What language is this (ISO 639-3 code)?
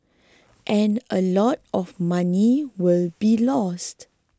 eng